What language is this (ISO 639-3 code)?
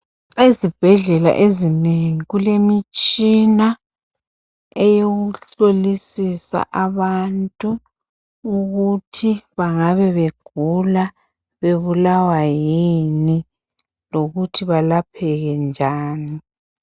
nde